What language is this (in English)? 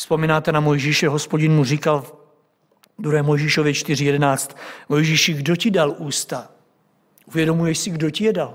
Czech